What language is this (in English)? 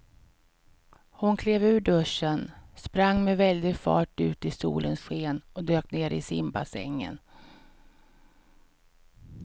Swedish